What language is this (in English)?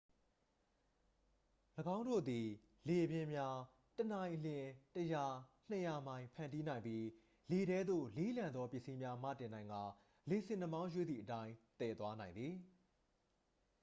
Burmese